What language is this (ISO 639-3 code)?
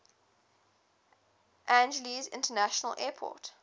eng